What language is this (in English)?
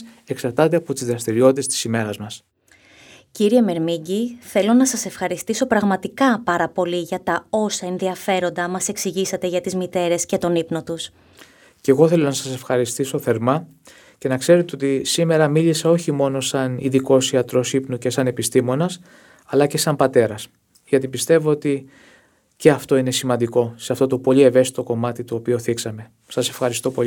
Greek